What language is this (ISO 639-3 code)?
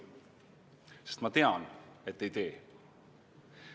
est